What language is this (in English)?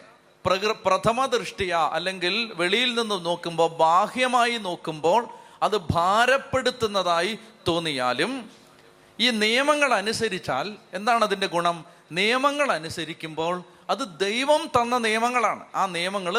Malayalam